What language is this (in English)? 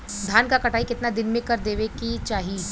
Bhojpuri